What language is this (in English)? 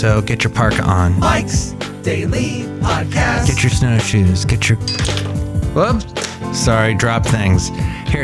English